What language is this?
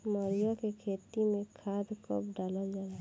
Bhojpuri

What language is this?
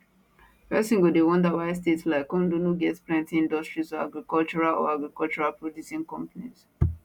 Nigerian Pidgin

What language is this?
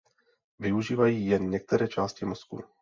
Czech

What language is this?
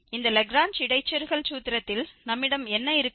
Tamil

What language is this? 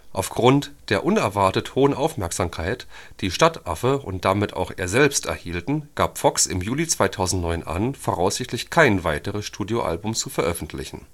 German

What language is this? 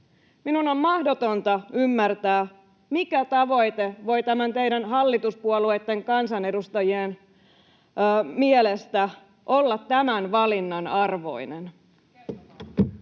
Finnish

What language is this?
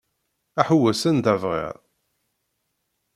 Kabyle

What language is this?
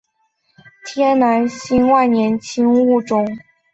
Chinese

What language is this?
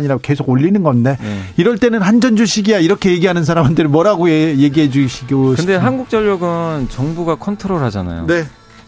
Korean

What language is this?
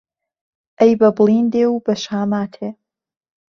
Central Kurdish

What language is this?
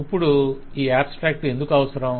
Telugu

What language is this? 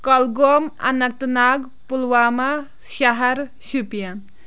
Kashmiri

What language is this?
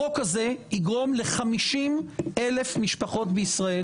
Hebrew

